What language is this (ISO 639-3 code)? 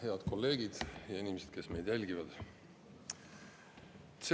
est